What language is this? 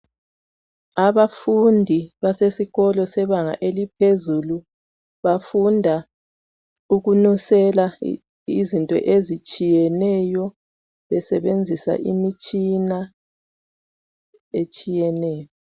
North Ndebele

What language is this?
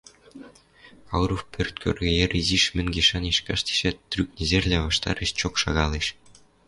Western Mari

